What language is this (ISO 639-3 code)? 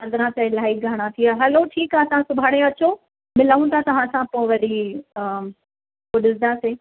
snd